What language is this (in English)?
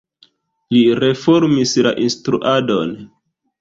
Esperanto